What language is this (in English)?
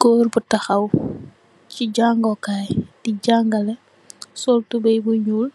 Wolof